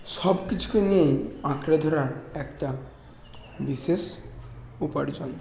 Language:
Bangla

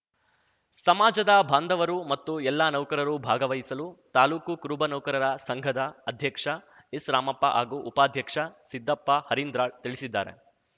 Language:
Kannada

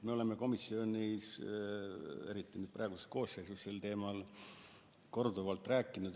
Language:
Estonian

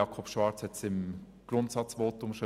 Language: Swiss German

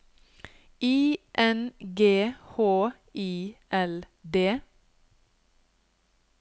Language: Norwegian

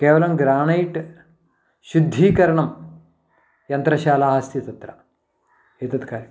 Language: Sanskrit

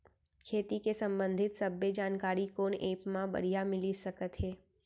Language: Chhattisgarhi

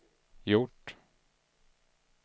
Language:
Swedish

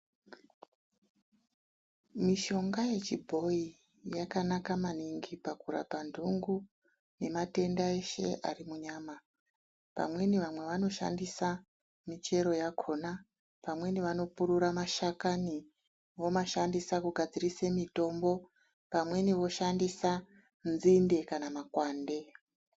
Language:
Ndau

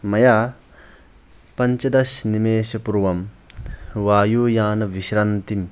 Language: Sanskrit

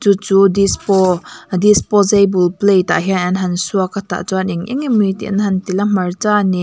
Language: Mizo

